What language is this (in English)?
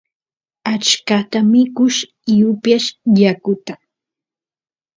Santiago del Estero Quichua